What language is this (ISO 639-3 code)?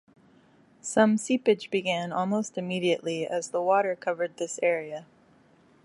eng